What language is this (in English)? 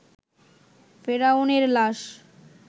Bangla